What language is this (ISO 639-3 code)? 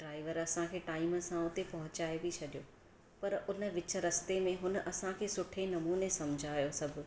snd